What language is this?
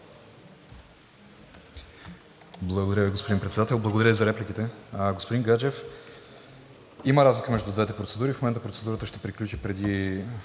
Bulgarian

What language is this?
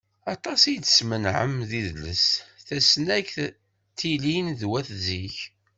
Kabyle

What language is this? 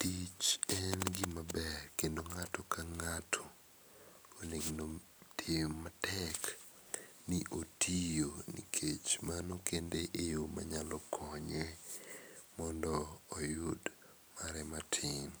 Luo (Kenya and Tanzania)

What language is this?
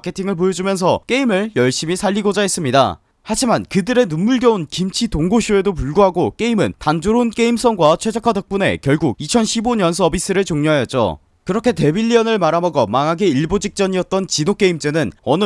Korean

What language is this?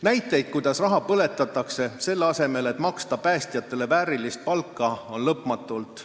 Estonian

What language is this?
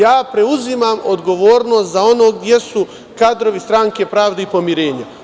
Serbian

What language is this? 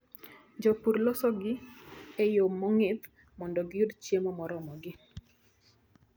Luo (Kenya and Tanzania)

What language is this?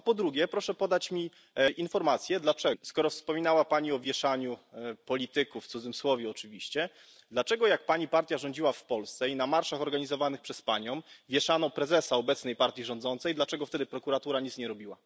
Polish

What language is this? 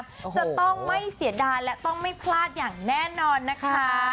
Thai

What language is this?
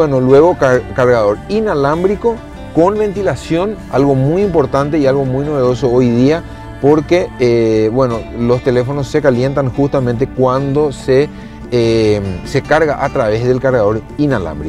Spanish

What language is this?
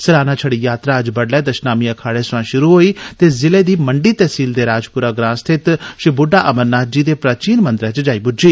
Dogri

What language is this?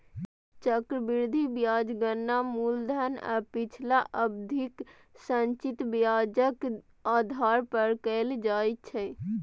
Maithili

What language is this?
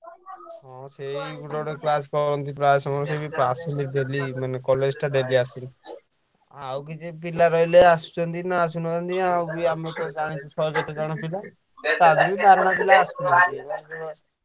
Odia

